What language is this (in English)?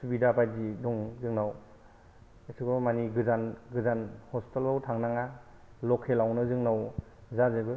Bodo